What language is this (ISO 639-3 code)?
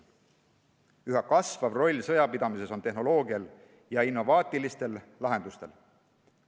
est